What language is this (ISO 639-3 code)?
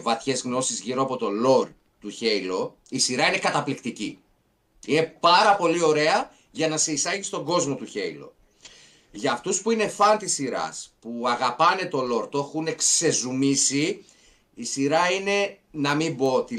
ell